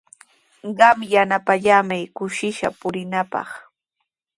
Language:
Sihuas Ancash Quechua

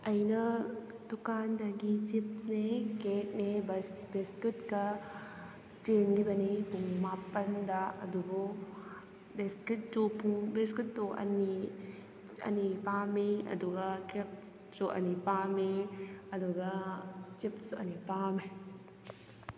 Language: Manipuri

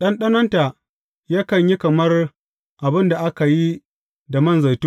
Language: Hausa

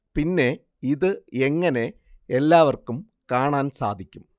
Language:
Malayalam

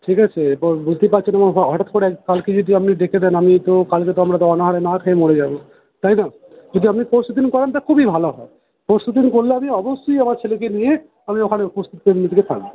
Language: Bangla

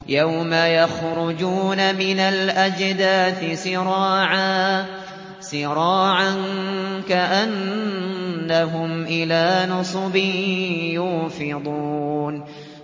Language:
Arabic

